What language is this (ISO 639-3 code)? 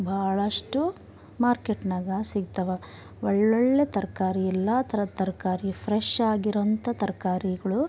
kan